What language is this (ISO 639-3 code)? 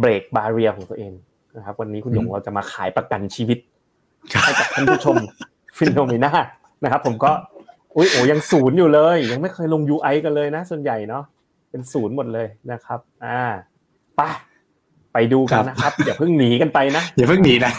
tha